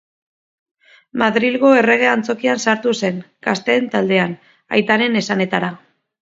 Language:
Basque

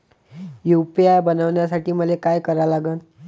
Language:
Marathi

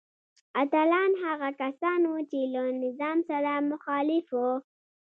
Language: Pashto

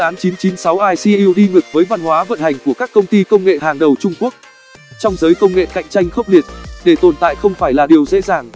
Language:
Vietnamese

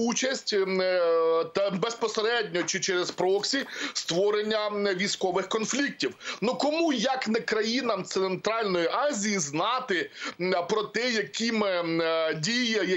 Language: Ukrainian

